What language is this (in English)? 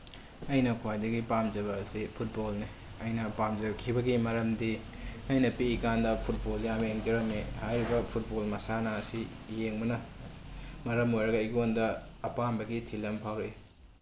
Manipuri